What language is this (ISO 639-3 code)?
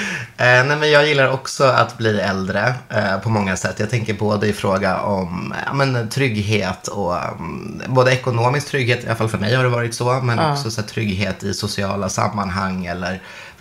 swe